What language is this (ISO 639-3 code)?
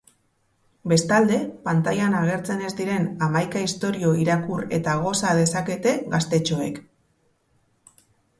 eus